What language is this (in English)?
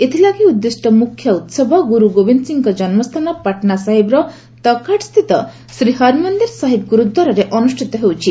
Odia